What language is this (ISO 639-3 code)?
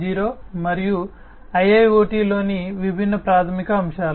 tel